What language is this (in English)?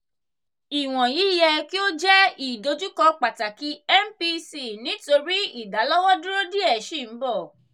Yoruba